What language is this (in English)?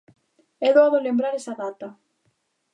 Galician